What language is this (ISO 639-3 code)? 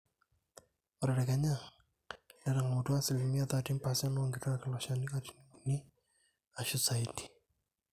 mas